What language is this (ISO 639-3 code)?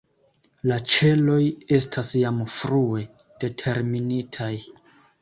epo